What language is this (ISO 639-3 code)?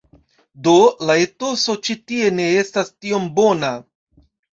epo